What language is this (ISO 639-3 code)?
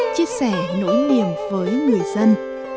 vie